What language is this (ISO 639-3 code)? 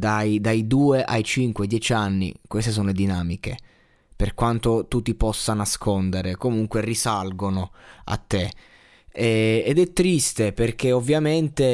ita